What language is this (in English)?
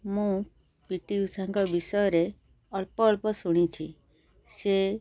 Odia